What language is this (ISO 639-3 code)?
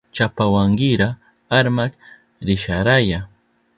qup